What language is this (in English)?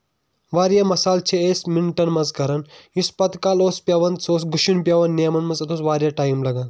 Kashmiri